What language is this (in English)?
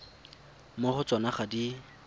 Tswana